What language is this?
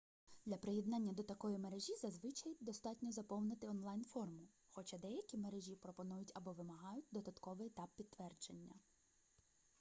Ukrainian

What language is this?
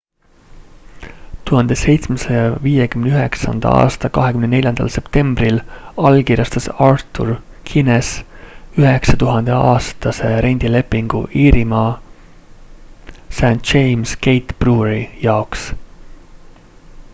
Estonian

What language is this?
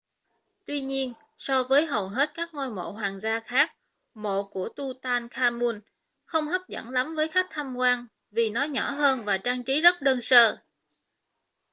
Vietnamese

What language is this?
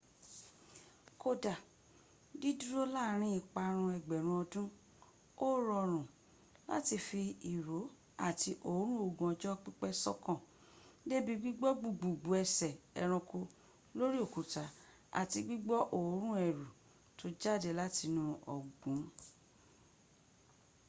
Yoruba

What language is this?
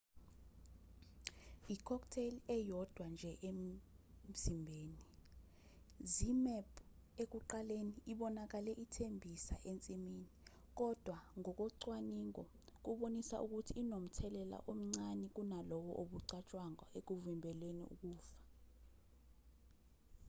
Zulu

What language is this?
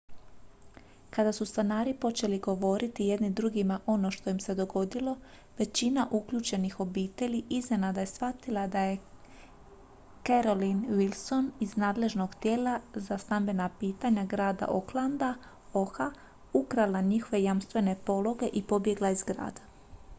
Croatian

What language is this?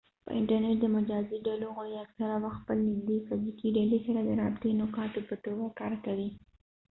Pashto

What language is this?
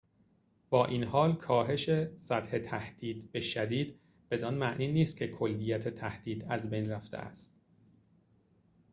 Persian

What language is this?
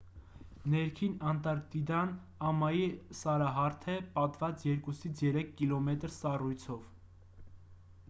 Armenian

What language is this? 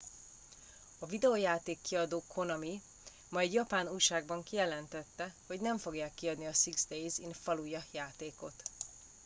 Hungarian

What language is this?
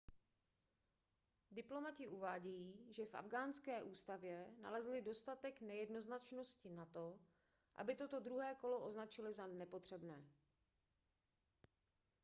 Czech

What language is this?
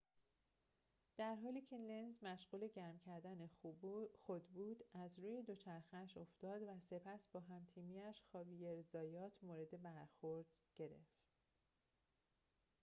Persian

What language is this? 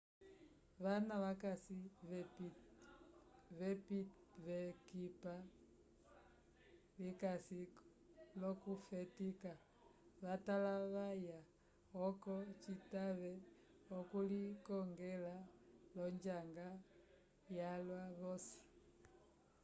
Umbundu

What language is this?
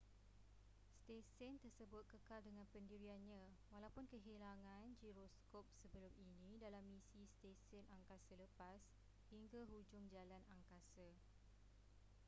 Malay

